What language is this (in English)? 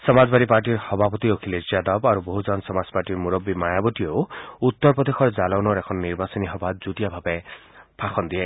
Assamese